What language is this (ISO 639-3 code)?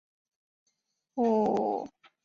zho